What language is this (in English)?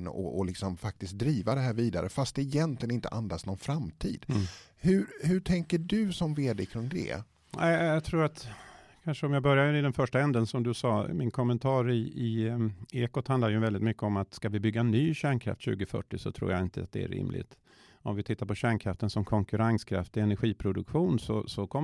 Swedish